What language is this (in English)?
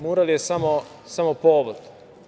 Serbian